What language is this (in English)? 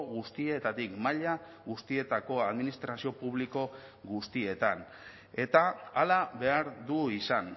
Basque